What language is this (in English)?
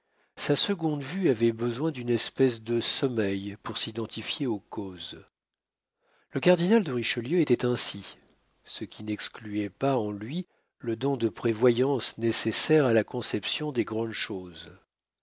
French